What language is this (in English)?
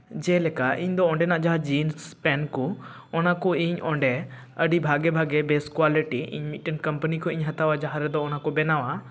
Santali